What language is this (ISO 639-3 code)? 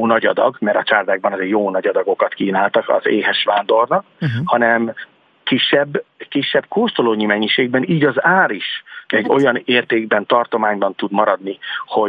hun